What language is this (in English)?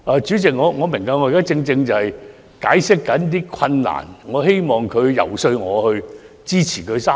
Cantonese